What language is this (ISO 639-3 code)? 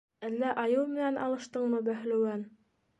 bak